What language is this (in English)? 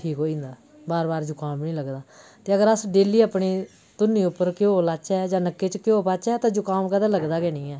Dogri